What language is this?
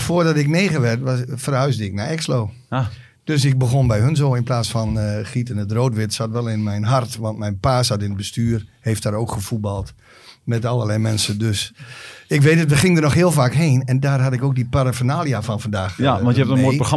Dutch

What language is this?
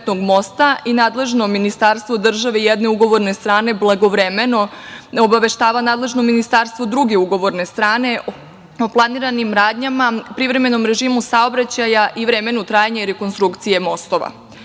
Serbian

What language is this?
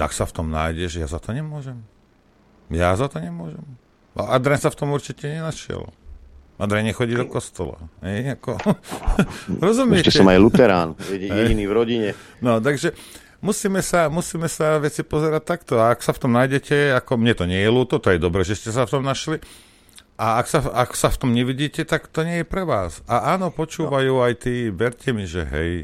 Slovak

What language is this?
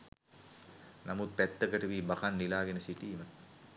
Sinhala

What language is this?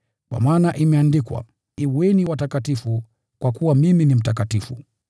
Swahili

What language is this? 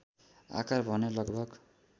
Nepali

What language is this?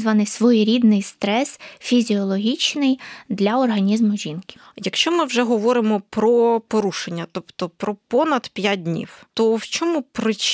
Ukrainian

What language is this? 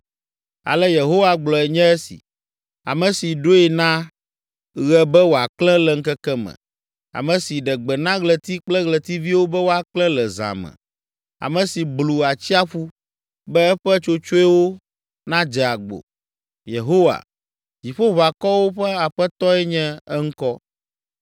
Ewe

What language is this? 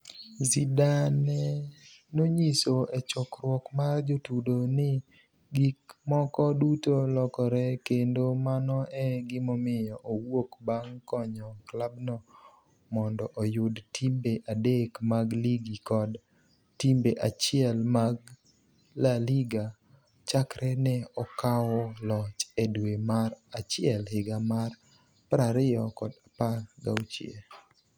Luo (Kenya and Tanzania)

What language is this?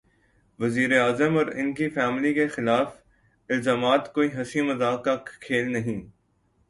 Urdu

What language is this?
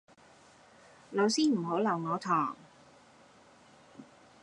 Cantonese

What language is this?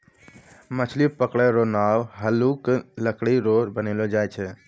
Maithili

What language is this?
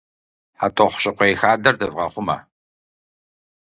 Kabardian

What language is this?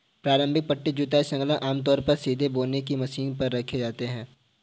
Hindi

